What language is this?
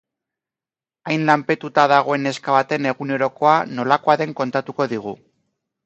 Basque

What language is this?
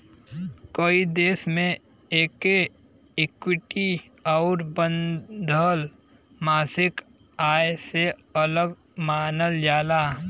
Bhojpuri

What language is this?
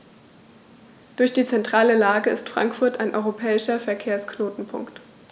German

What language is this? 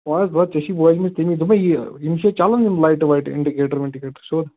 Kashmiri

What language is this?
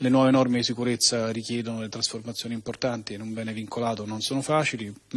Italian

